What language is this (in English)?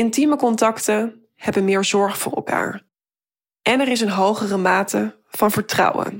Dutch